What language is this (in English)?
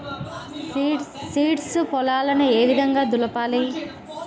Telugu